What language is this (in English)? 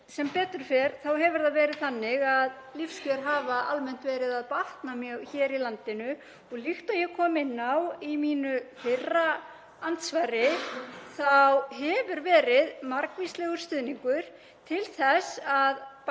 Icelandic